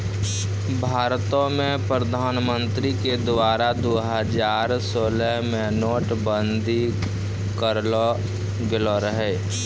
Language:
Maithili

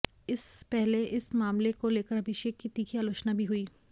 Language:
Hindi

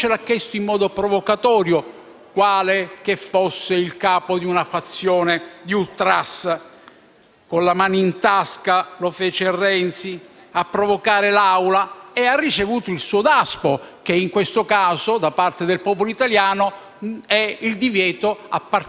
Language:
Italian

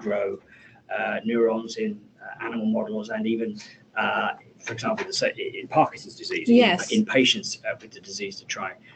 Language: English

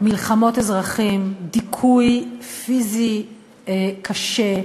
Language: Hebrew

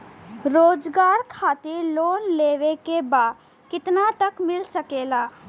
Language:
Bhojpuri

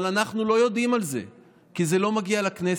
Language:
Hebrew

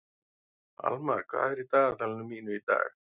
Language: Icelandic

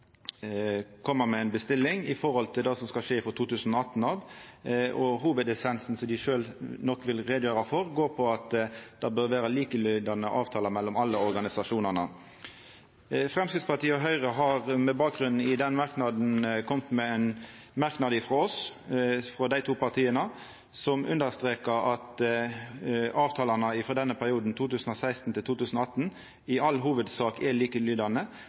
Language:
Norwegian Nynorsk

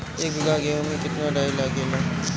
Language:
Bhojpuri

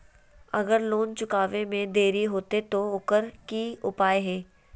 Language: Magahi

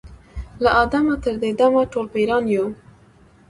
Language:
Pashto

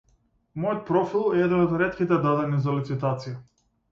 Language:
Macedonian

